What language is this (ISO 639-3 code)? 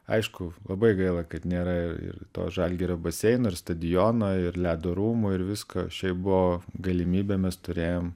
lit